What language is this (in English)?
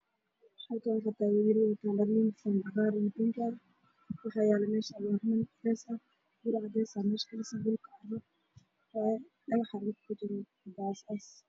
Somali